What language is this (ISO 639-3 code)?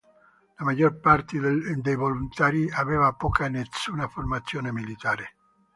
ita